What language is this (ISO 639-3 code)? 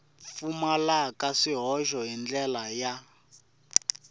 tso